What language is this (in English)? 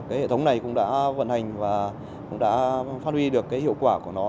Vietnamese